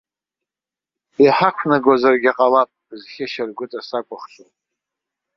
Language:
Abkhazian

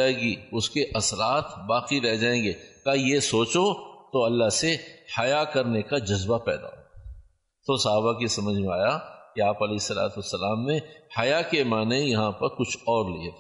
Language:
Urdu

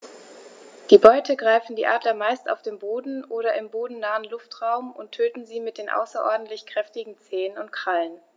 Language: German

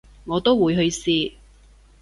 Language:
Cantonese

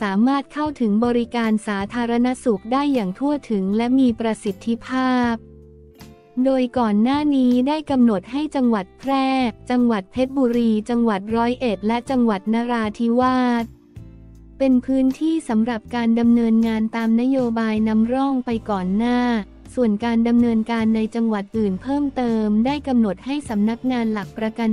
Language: Thai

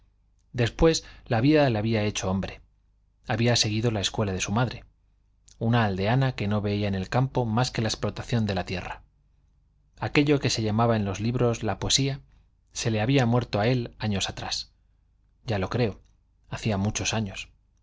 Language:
Spanish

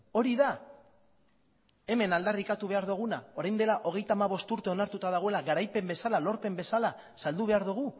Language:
Basque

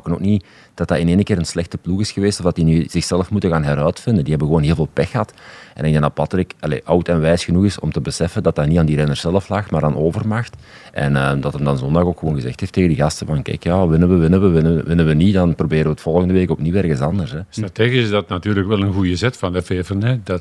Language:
Dutch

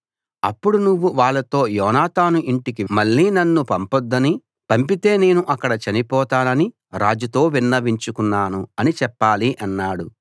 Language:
Telugu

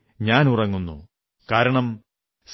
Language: Malayalam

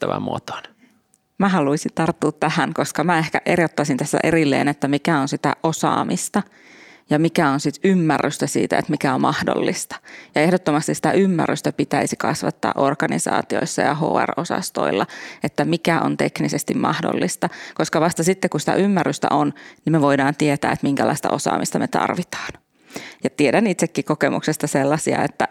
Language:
Finnish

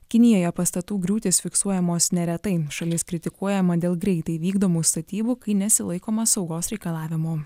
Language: Lithuanian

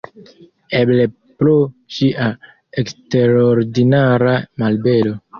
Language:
Esperanto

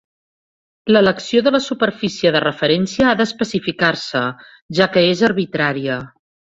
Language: Catalan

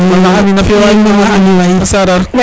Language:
Serer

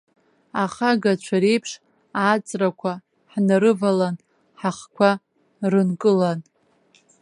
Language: Abkhazian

